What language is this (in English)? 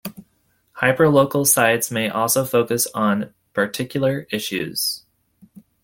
English